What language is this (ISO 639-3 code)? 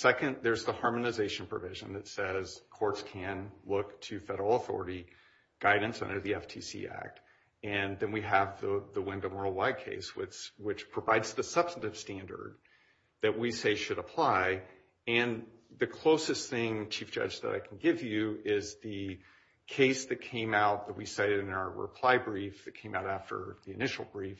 eng